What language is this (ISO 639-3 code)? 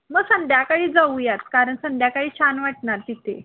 mar